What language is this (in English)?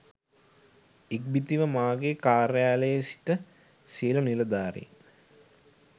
Sinhala